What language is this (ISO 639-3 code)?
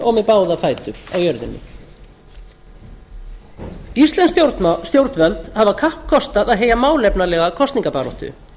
isl